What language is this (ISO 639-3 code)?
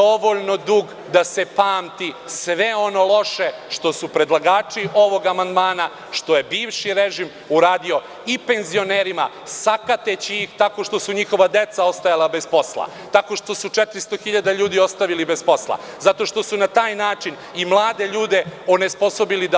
srp